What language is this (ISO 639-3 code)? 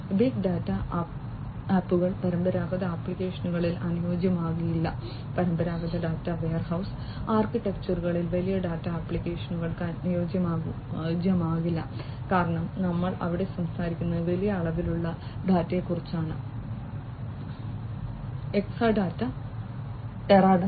mal